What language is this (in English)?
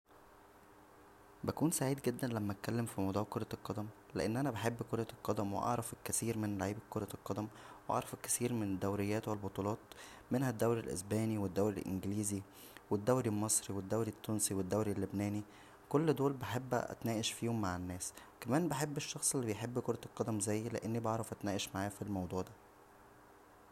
Egyptian Arabic